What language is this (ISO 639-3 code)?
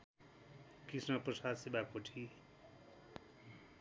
nep